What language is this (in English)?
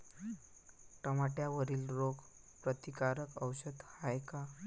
Marathi